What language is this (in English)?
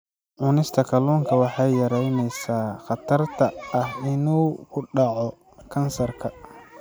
Somali